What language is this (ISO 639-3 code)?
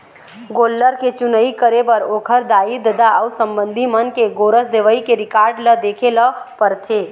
hne